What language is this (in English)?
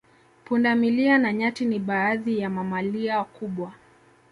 Swahili